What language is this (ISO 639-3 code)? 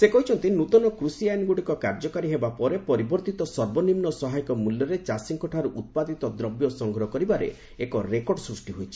ori